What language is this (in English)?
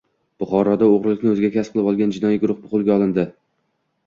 Uzbek